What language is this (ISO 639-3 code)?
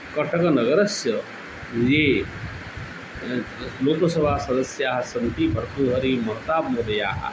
san